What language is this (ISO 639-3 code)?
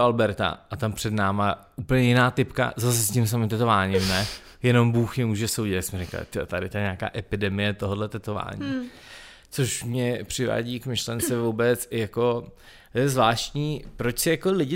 ces